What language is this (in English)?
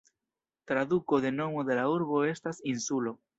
Esperanto